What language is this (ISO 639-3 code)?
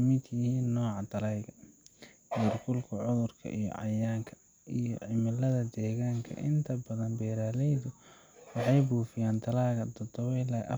som